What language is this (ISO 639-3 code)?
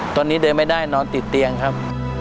tha